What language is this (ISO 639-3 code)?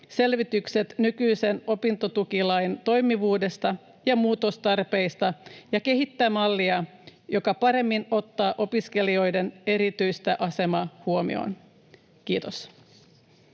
fin